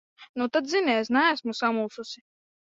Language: Latvian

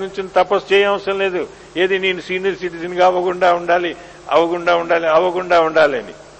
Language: Telugu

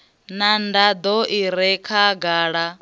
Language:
Venda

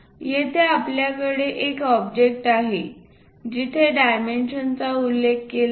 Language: Marathi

